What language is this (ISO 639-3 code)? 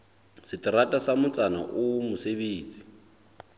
sot